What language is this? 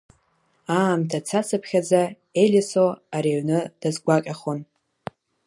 Abkhazian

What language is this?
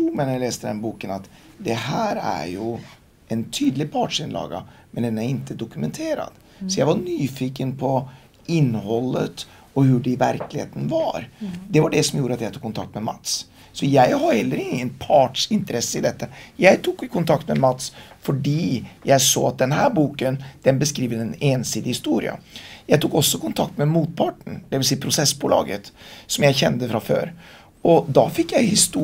Swedish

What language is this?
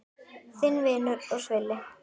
Icelandic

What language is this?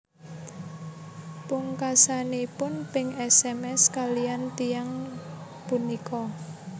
Javanese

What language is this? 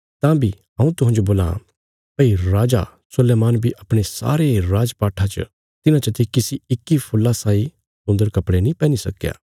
Bilaspuri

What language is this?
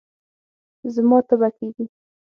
Pashto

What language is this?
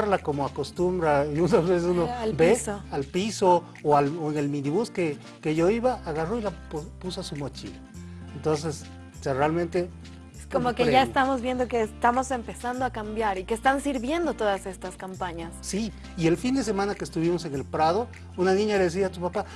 Spanish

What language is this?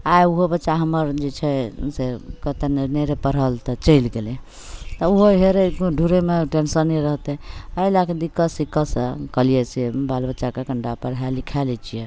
Maithili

